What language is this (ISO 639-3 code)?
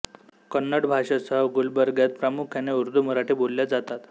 mar